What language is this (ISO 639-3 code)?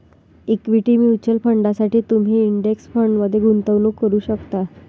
mar